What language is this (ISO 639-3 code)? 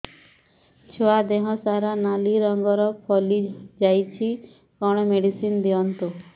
ori